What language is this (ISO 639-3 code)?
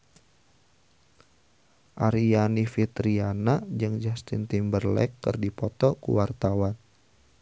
sun